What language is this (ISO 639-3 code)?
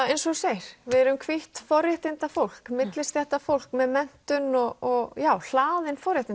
isl